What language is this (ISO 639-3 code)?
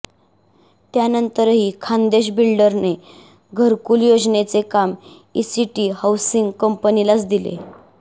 mar